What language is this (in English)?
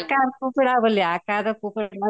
Odia